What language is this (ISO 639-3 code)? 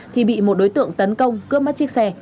vie